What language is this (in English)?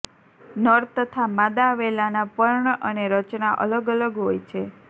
Gujarati